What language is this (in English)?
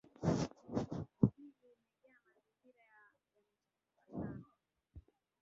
Swahili